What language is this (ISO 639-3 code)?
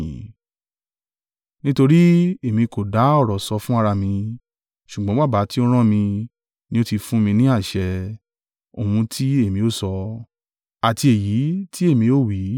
yor